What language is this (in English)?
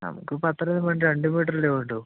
Malayalam